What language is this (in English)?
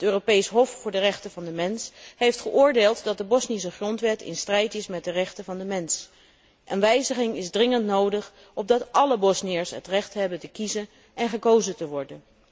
Dutch